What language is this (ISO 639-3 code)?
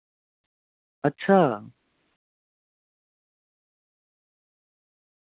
doi